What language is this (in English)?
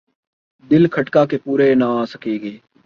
Urdu